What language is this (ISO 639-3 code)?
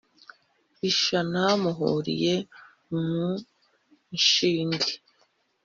kin